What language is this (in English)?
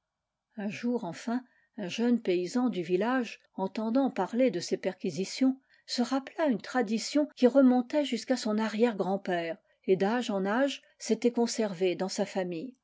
French